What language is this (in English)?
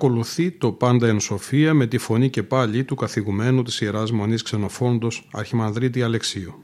Greek